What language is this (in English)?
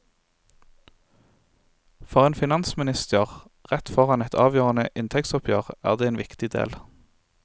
Norwegian